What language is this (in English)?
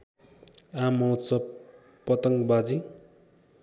Nepali